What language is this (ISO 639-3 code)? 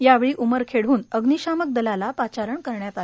mar